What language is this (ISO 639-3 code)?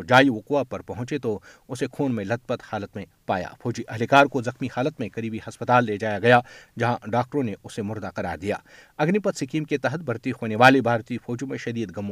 urd